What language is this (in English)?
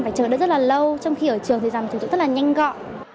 Vietnamese